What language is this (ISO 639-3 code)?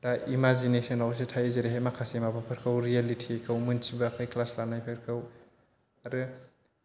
brx